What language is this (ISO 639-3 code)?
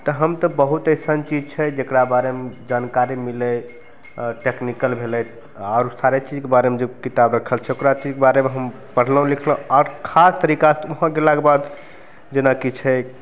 mai